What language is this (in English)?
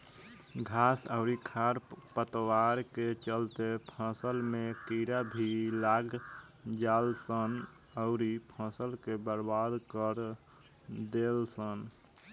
Bhojpuri